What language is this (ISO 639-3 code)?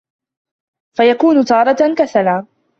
ara